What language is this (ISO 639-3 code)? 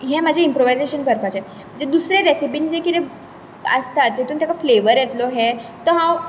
kok